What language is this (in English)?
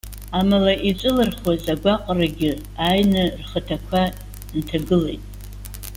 Abkhazian